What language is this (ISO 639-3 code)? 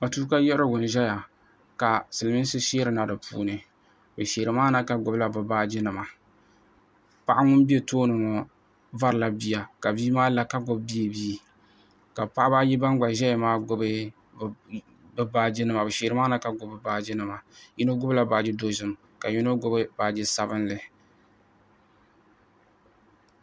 dag